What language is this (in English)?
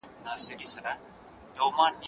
Pashto